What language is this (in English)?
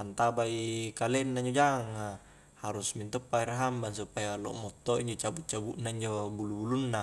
Highland Konjo